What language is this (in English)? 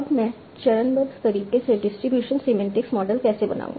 Hindi